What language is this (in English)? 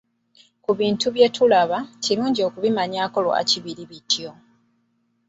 Ganda